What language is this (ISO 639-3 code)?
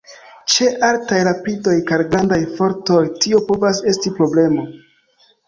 epo